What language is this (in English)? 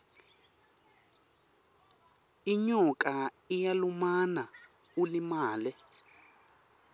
Swati